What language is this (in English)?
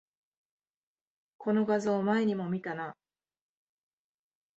Japanese